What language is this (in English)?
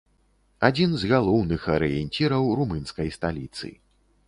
Belarusian